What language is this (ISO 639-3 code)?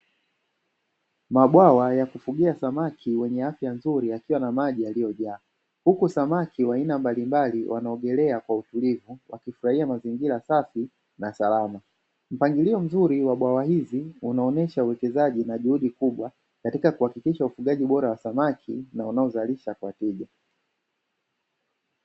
swa